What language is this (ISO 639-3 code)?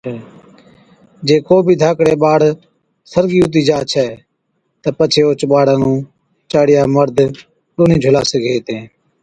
odk